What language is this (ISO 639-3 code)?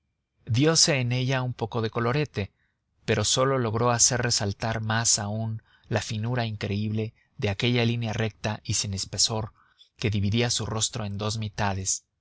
spa